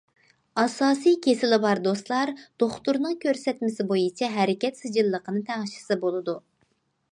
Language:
Uyghur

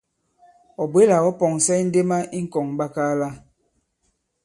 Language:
Bankon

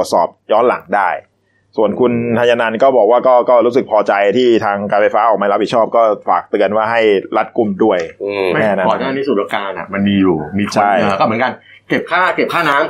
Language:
Thai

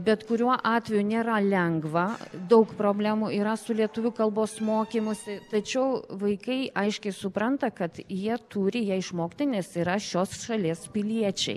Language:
Lithuanian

